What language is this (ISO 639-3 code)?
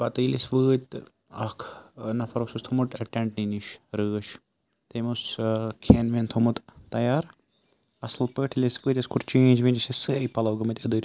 kas